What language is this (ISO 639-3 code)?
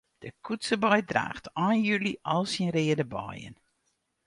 fry